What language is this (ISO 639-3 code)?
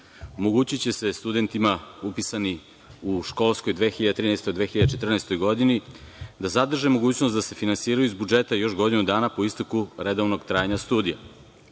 srp